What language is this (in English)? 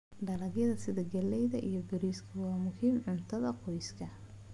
Somali